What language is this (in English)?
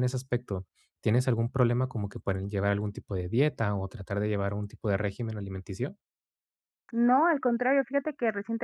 Spanish